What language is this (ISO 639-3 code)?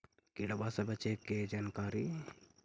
mag